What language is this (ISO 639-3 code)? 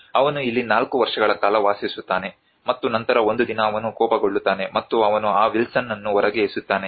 kan